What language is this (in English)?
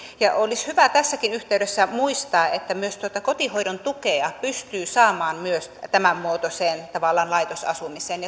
Finnish